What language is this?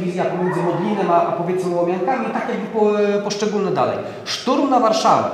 Polish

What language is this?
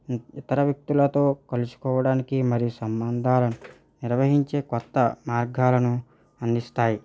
Telugu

